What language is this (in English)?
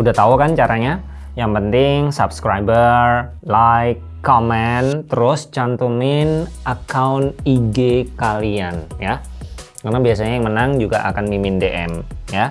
Indonesian